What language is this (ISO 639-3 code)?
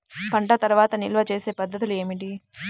tel